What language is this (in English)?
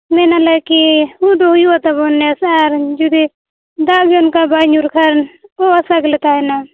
Santali